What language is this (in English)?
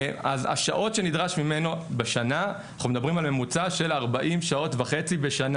Hebrew